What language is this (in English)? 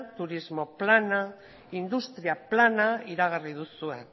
Basque